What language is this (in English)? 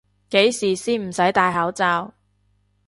Cantonese